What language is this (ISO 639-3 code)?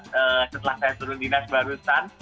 ind